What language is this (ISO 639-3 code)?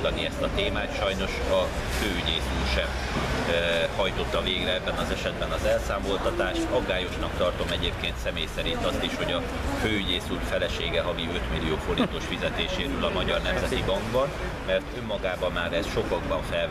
hun